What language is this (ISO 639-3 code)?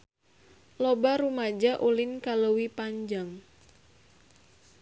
sun